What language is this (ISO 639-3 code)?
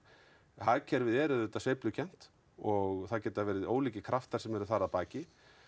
isl